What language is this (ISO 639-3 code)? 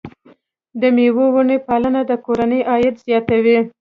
pus